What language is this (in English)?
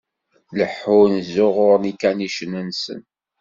Kabyle